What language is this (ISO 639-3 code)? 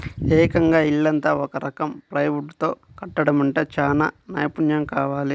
tel